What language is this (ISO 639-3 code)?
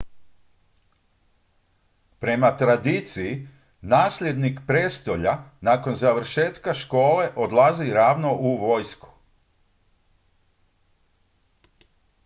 hrv